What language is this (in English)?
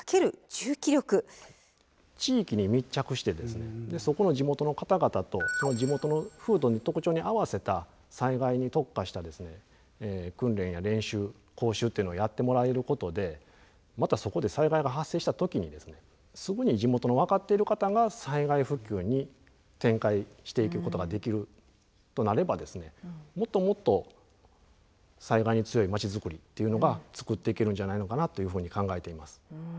Japanese